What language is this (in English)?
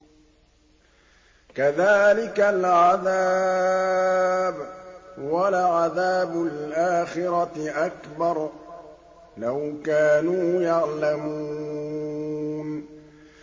Arabic